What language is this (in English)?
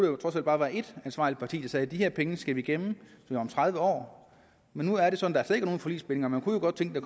Danish